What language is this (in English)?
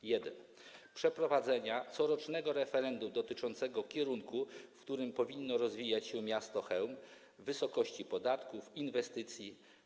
Polish